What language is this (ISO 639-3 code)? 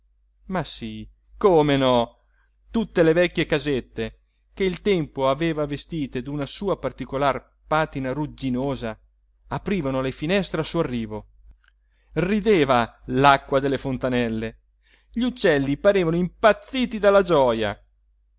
ita